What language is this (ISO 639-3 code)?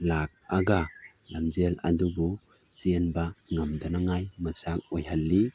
mni